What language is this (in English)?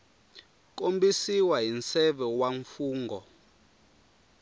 Tsonga